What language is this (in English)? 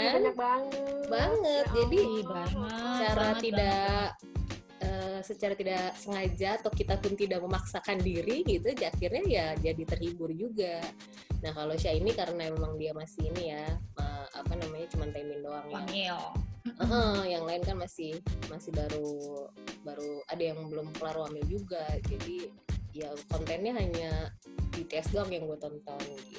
Indonesian